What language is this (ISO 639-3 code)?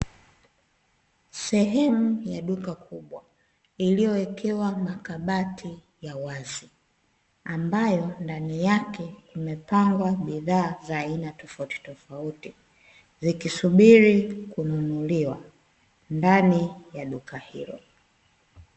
swa